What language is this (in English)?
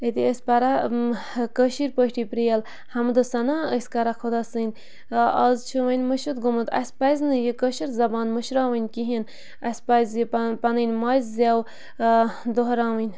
Kashmiri